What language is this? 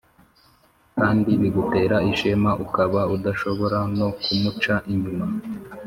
Kinyarwanda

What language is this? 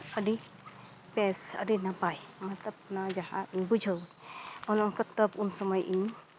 Santali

